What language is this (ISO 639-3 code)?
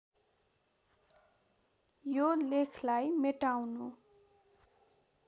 nep